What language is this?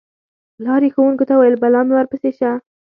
Pashto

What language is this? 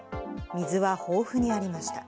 Japanese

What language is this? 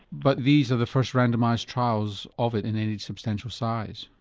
English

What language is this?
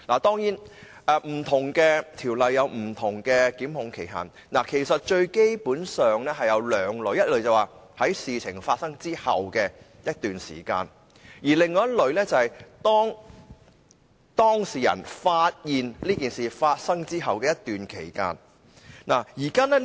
Cantonese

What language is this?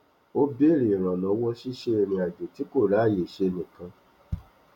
Yoruba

